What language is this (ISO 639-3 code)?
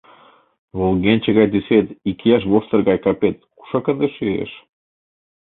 chm